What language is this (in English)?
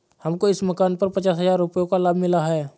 Hindi